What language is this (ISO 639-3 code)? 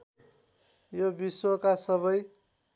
nep